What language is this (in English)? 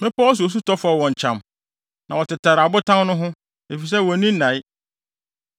Akan